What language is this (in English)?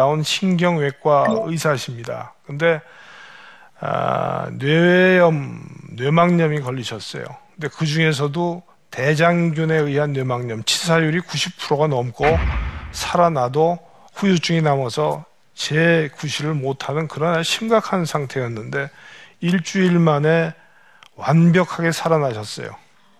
Korean